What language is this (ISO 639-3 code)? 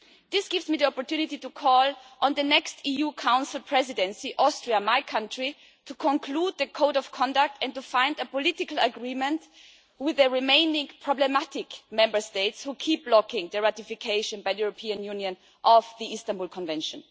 eng